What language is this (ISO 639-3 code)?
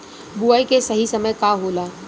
bho